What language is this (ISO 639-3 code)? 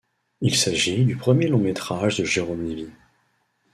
fra